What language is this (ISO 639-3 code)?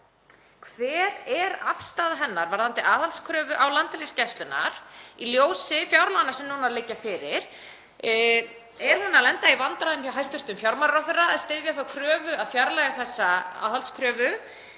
isl